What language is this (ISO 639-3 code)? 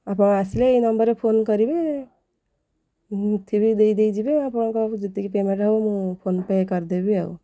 ori